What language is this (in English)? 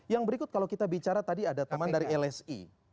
Indonesian